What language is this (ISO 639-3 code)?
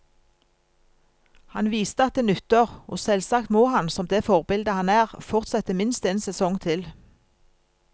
nor